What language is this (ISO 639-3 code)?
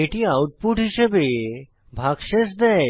ben